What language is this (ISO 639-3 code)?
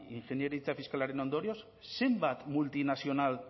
eus